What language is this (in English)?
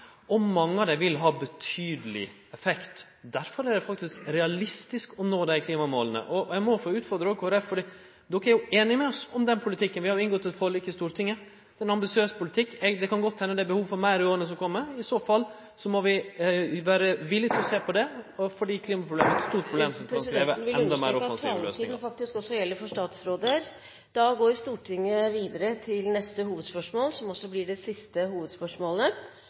Norwegian